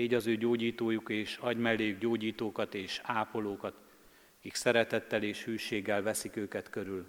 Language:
Hungarian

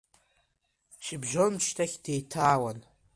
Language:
Abkhazian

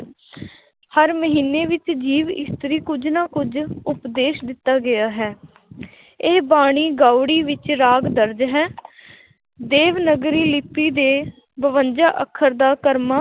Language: Punjabi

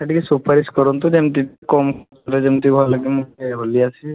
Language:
Odia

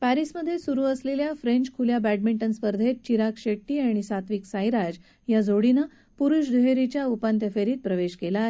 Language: Marathi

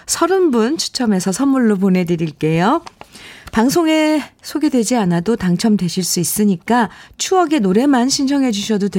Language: Korean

